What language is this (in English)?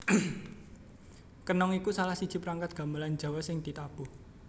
Javanese